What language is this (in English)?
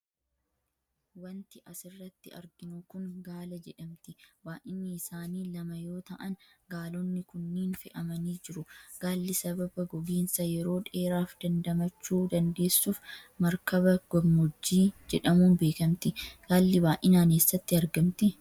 Oromo